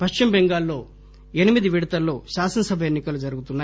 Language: Telugu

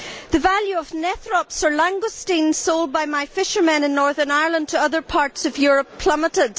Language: English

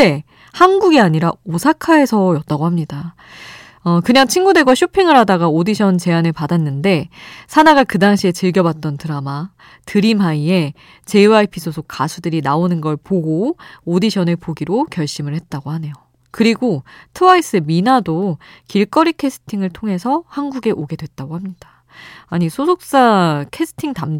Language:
Korean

